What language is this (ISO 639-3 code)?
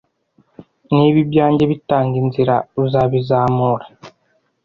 kin